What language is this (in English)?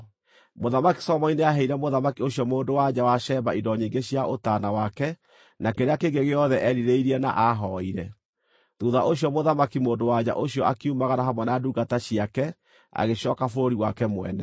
Kikuyu